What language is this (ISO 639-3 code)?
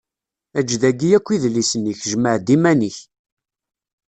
kab